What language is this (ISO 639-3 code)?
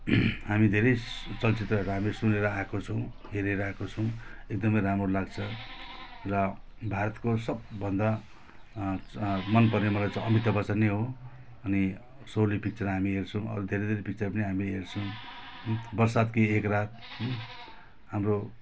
nep